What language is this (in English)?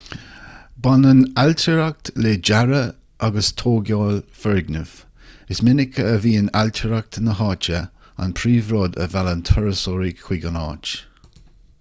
Irish